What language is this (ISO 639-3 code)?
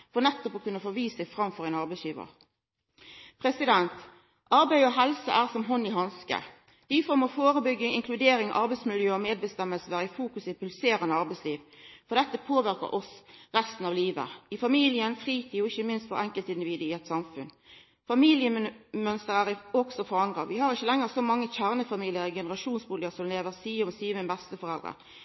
nno